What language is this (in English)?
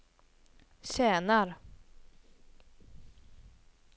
Swedish